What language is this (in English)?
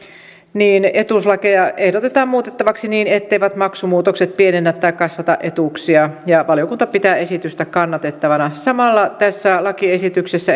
Finnish